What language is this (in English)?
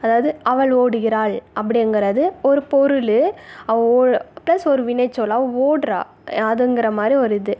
Tamil